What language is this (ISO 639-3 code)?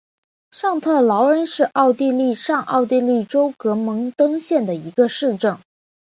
zho